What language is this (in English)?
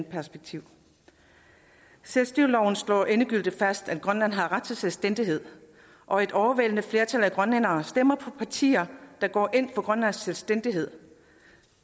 Danish